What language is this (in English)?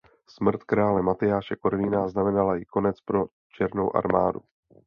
Czech